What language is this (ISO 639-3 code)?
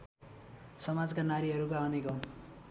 nep